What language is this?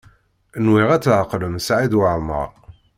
Kabyle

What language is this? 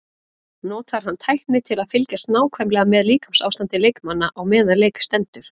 Icelandic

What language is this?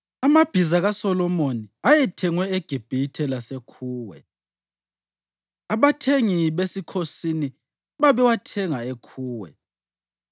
North Ndebele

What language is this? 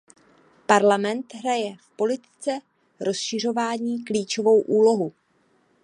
Czech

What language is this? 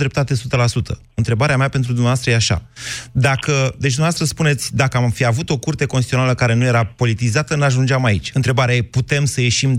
Romanian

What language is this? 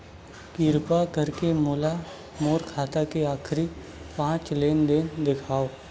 Chhattisgarhi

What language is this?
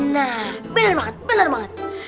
Indonesian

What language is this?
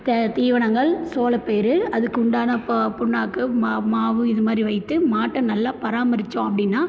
Tamil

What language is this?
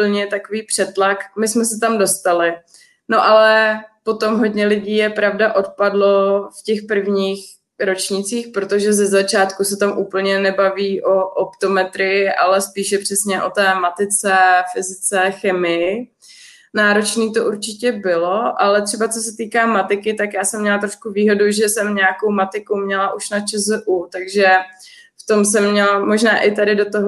Czech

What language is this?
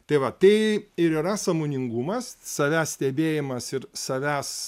Lithuanian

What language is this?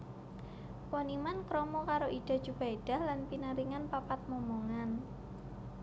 Javanese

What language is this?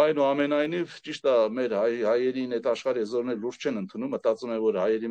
Romanian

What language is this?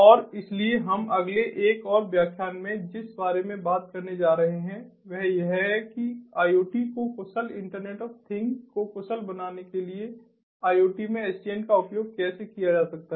Hindi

